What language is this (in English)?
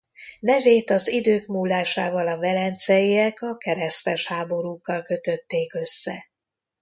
Hungarian